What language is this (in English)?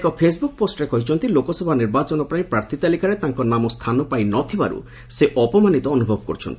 Odia